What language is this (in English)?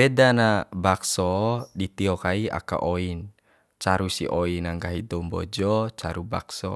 Bima